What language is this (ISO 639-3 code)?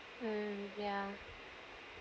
eng